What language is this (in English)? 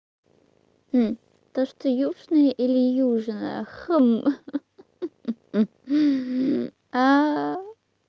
Russian